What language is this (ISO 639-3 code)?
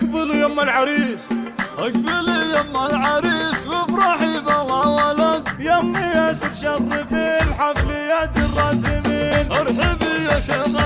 ara